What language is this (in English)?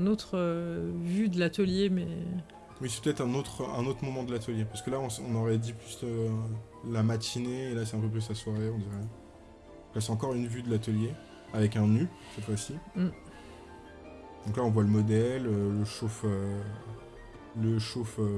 French